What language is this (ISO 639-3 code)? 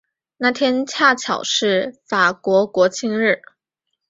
zho